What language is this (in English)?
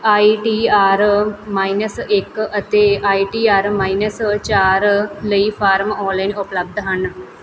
Punjabi